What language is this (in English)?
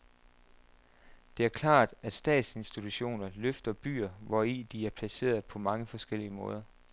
Danish